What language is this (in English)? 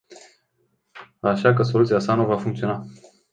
Romanian